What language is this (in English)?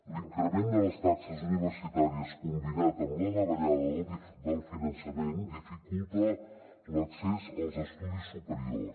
Catalan